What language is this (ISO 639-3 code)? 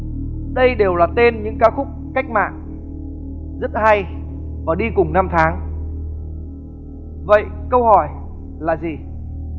vie